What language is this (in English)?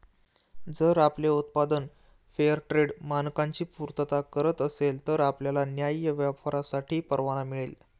Marathi